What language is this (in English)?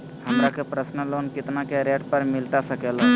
Magahi